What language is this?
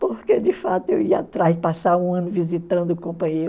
Portuguese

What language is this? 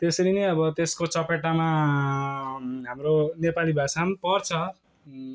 Nepali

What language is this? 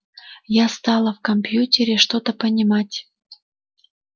Russian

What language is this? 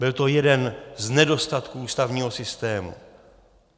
Czech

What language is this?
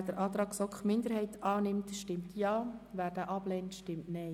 Swiss German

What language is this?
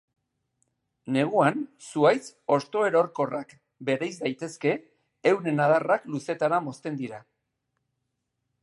Basque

